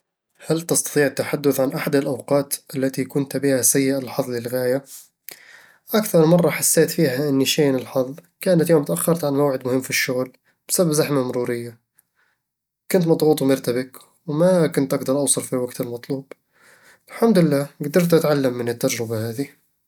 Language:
Eastern Egyptian Bedawi Arabic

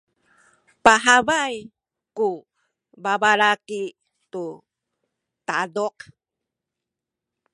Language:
Sakizaya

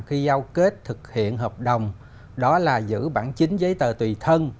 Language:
Vietnamese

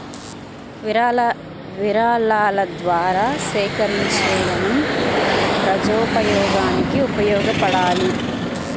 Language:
Telugu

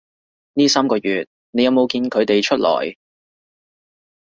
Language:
Cantonese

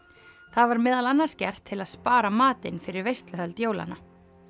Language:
Icelandic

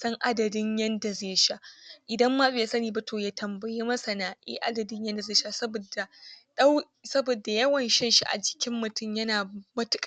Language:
Hausa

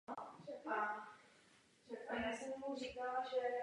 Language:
Czech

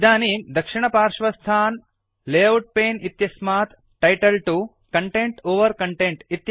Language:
Sanskrit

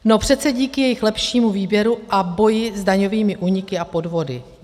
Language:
Czech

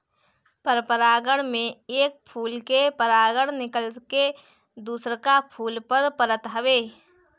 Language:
Bhojpuri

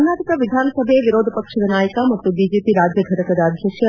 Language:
Kannada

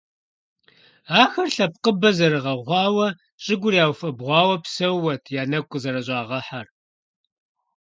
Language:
Kabardian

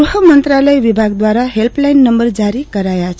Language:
Gujarati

